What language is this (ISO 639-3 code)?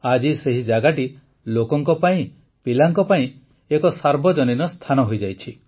ori